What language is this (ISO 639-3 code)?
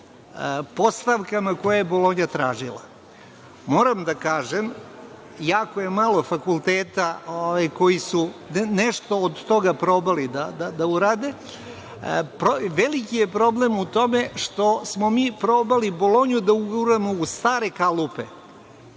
srp